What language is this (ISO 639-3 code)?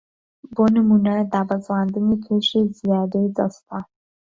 ckb